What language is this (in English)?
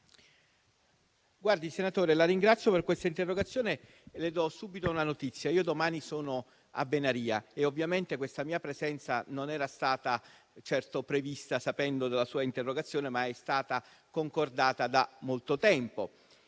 Italian